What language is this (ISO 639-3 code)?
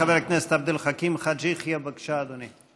heb